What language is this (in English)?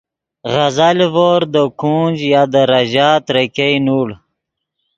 Yidgha